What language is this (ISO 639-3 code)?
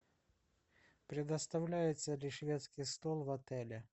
rus